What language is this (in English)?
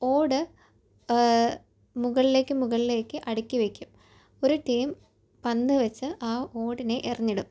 Malayalam